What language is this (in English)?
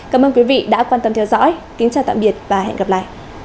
Vietnamese